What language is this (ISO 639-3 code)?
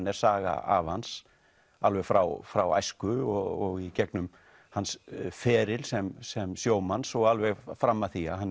isl